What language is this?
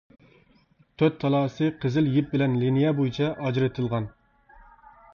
Uyghur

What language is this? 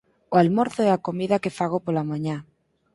Galician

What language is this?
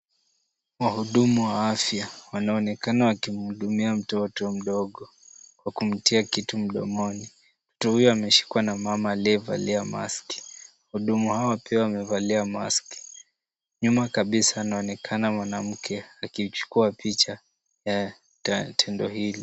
Swahili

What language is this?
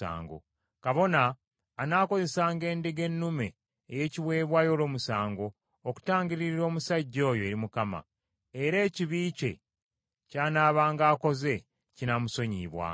Ganda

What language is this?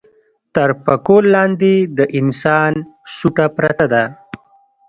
Pashto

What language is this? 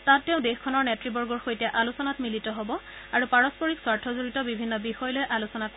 Assamese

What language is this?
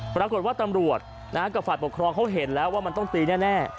Thai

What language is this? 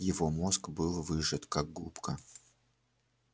Russian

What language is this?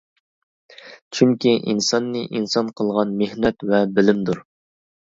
Uyghur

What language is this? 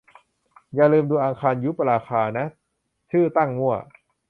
Thai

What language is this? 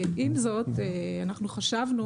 Hebrew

